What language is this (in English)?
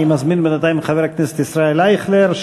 Hebrew